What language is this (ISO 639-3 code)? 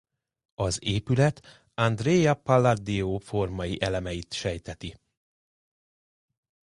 hun